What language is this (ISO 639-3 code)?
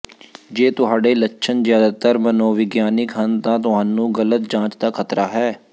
pan